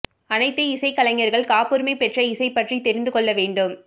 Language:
Tamil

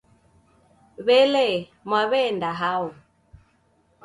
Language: Taita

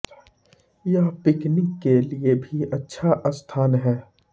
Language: Hindi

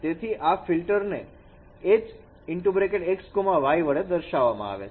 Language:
Gujarati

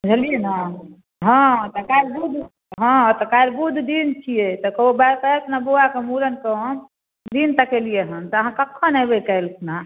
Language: Maithili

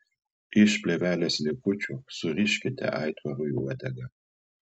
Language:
Lithuanian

